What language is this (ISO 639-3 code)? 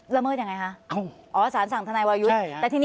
tha